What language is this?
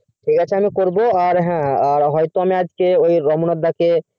Bangla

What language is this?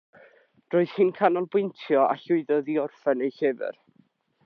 Welsh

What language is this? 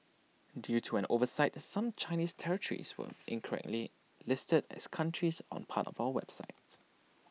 English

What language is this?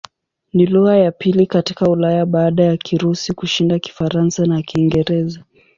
Swahili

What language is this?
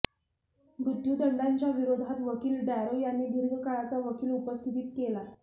Marathi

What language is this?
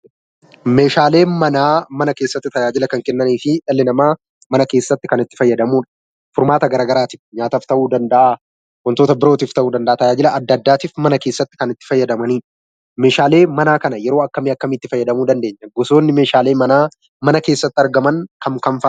Oromo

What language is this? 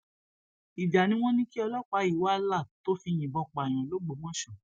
Yoruba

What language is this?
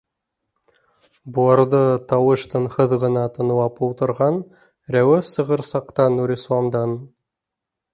Bashkir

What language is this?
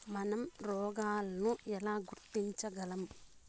Telugu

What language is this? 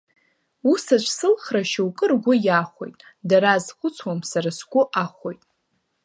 Abkhazian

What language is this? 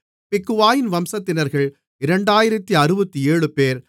Tamil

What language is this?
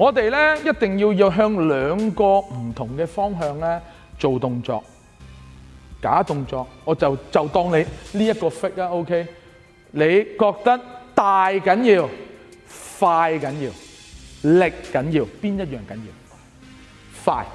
Chinese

